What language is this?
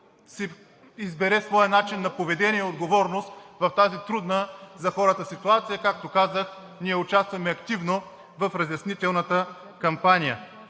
Bulgarian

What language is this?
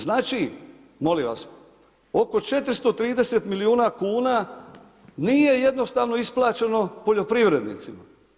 Croatian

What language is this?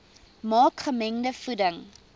Afrikaans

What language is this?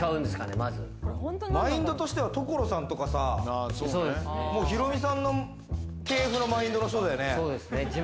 Japanese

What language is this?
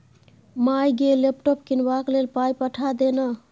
Maithili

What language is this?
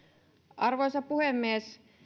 Finnish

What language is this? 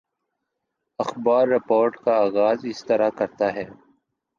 Urdu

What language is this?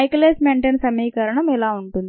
Telugu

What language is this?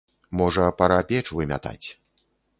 Belarusian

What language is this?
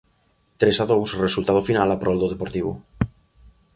Galician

